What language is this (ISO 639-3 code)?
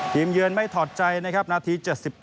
tha